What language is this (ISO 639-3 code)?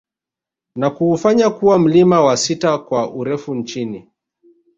swa